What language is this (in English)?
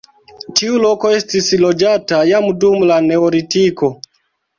Esperanto